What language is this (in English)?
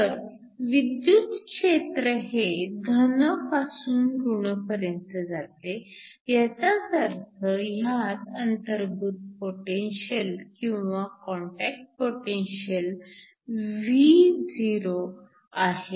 Marathi